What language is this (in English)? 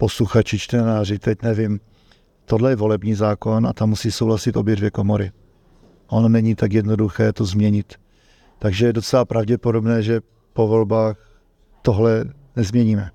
Czech